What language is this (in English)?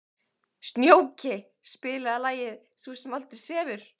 Icelandic